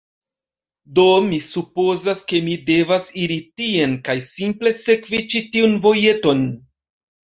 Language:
Esperanto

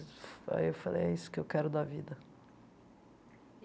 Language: Portuguese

